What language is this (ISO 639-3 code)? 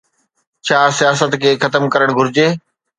snd